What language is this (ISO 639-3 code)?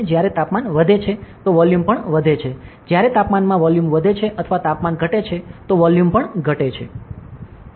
guj